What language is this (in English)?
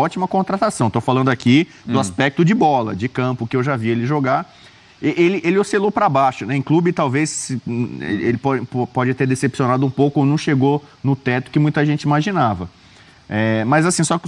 Portuguese